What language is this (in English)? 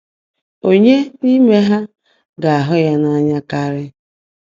Igbo